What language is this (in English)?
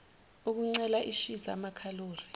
Zulu